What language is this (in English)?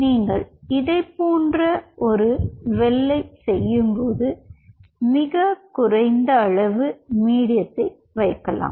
Tamil